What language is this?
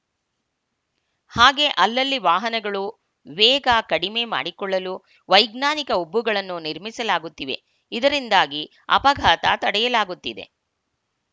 Kannada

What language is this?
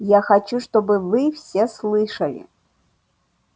Russian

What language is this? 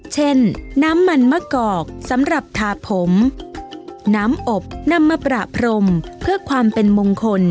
Thai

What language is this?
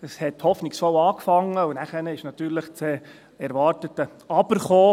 Swiss German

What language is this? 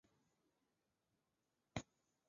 Chinese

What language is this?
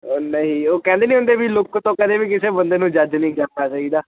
Punjabi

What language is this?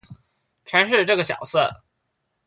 Chinese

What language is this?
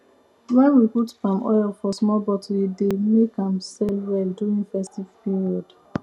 Nigerian Pidgin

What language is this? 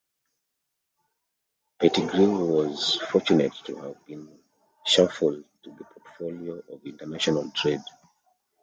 English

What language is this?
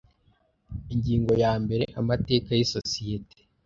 Kinyarwanda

